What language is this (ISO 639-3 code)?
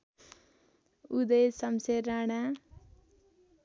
nep